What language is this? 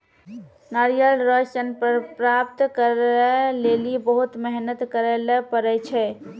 Maithili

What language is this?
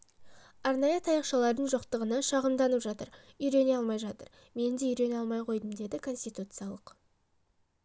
Kazakh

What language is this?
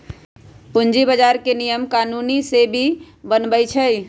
Magahi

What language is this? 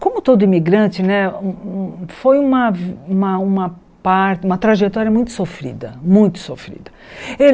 Portuguese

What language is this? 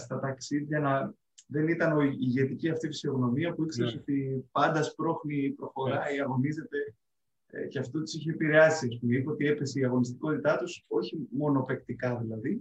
Greek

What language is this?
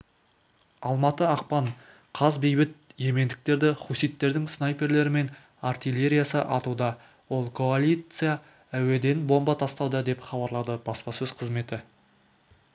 Kazakh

